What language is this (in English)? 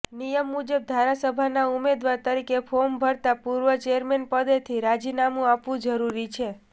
Gujarati